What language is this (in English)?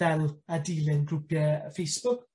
Welsh